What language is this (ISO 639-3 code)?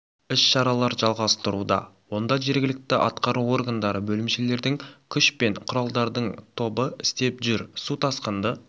kaz